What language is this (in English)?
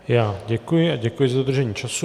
Czech